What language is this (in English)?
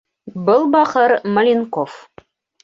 Bashkir